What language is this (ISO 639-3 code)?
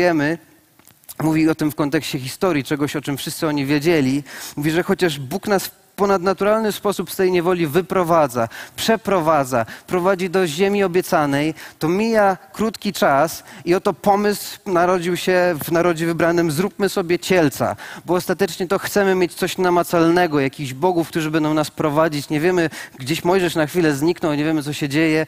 pol